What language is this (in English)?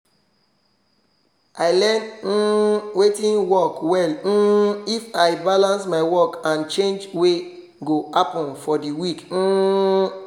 Nigerian Pidgin